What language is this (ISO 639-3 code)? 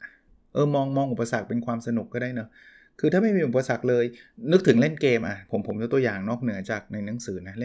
tha